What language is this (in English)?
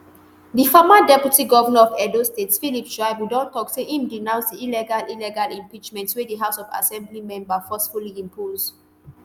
Nigerian Pidgin